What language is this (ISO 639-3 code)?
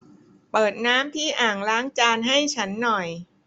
tha